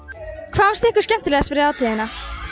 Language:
Icelandic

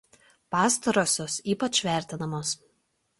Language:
Lithuanian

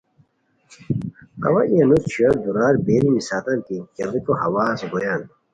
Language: Khowar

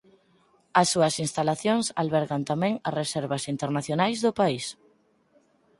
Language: Galician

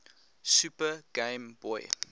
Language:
English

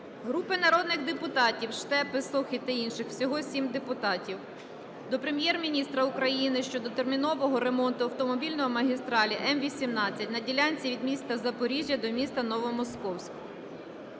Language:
Ukrainian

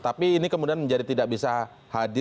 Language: Indonesian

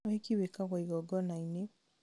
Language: Kikuyu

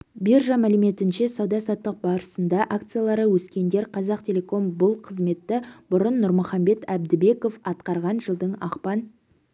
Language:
Kazakh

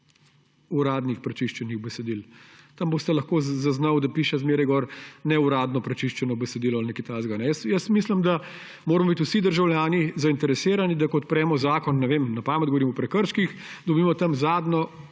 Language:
Slovenian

